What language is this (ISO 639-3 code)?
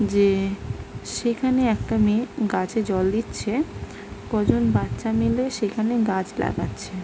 ben